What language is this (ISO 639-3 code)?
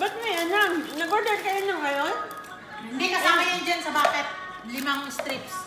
fil